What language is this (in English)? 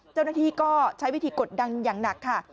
Thai